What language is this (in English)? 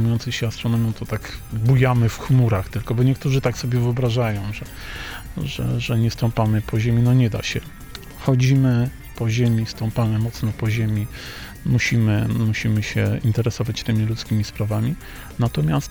Polish